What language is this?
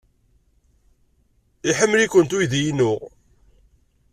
Kabyle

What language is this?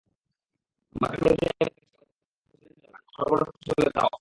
Bangla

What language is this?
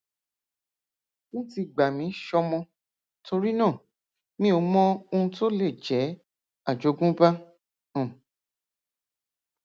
Yoruba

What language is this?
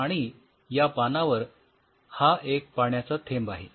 Marathi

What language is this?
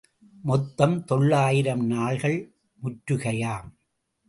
Tamil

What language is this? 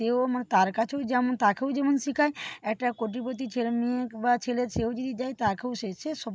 Bangla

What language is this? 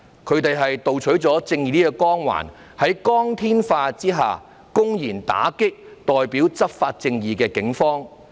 Cantonese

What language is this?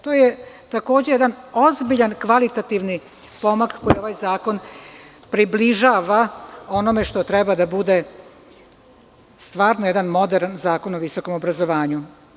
Serbian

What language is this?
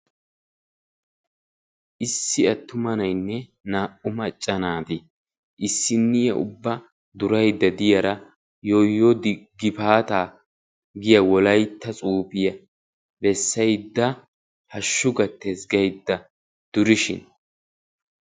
Wolaytta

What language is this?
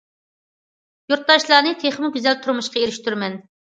Uyghur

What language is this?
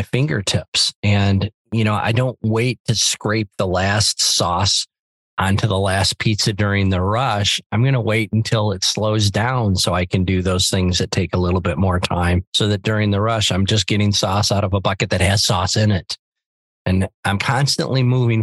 English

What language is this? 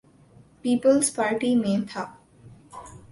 Urdu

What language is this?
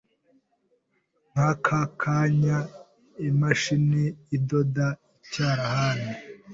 Kinyarwanda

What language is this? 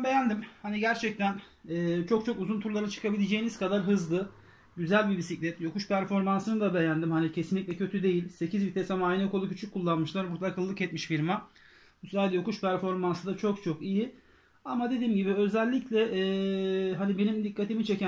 Turkish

